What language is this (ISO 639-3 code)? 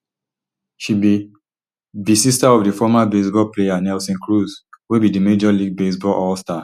pcm